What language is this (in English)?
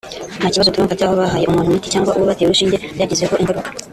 Kinyarwanda